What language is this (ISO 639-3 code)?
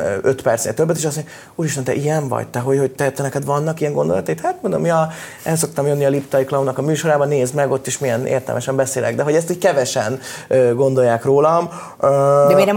hun